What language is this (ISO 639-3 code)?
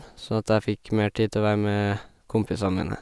nor